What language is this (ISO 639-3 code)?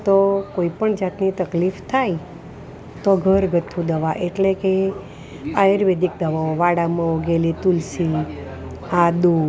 guj